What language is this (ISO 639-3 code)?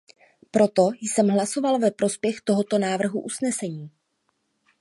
ces